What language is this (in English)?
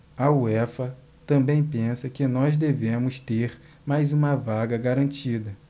Portuguese